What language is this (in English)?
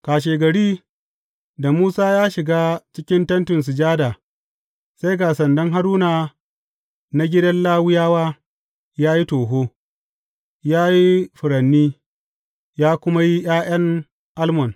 Hausa